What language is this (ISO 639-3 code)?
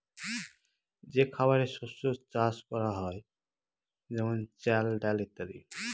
ben